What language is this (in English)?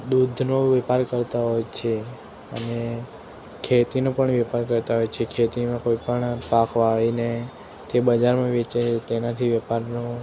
Gujarati